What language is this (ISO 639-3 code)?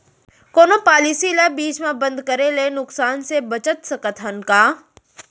hne